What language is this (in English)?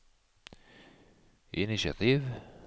Norwegian